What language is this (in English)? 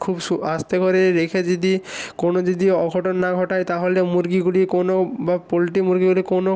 Bangla